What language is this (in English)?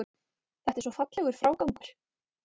Icelandic